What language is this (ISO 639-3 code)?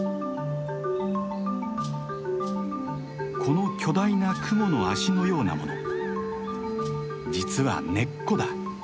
jpn